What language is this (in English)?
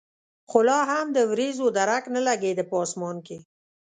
Pashto